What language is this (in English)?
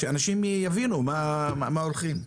Hebrew